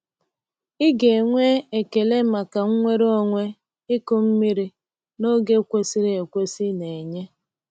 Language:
Igbo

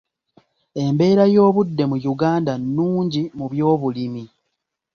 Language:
Ganda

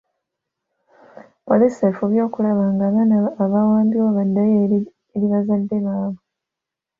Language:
Ganda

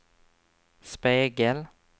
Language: Swedish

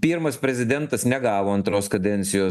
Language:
Lithuanian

